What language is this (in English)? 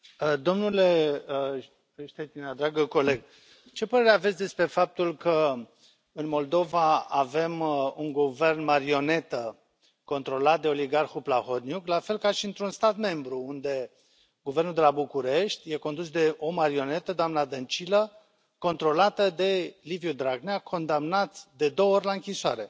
Romanian